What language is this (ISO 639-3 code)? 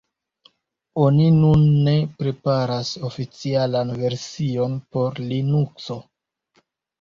epo